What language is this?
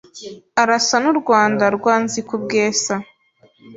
Kinyarwanda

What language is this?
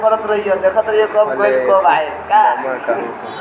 Bhojpuri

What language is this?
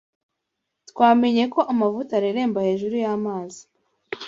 Kinyarwanda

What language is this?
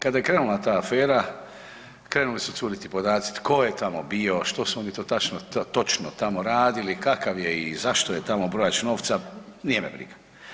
Croatian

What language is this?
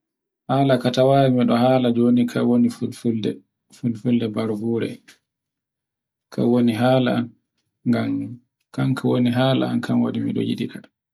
Borgu Fulfulde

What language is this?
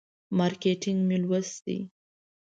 Pashto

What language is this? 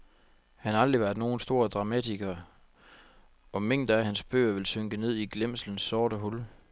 Danish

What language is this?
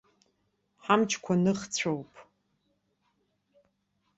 Abkhazian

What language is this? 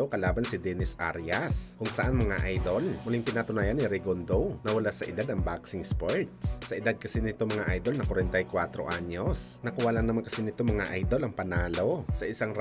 Filipino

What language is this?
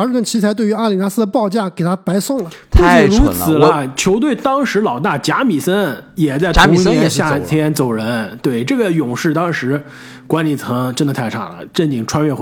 Chinese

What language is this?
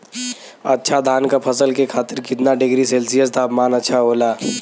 Bhojpuri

